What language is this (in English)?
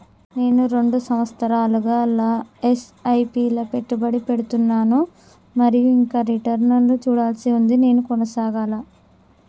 Telugu